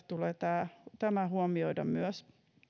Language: Finnish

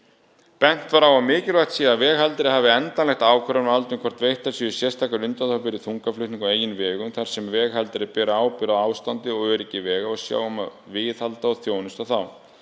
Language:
Icelandic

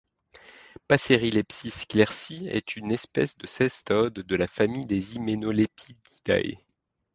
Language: French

